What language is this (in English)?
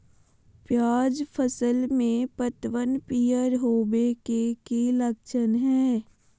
Magahi